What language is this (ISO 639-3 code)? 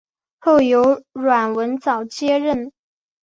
zho